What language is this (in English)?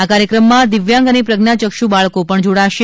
Gujarati